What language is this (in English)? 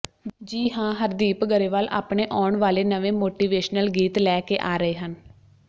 Punjabi